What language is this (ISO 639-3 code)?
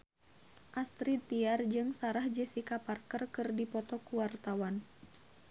sun